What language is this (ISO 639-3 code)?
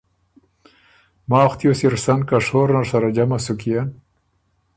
oru